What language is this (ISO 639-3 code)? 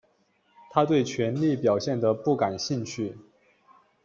zho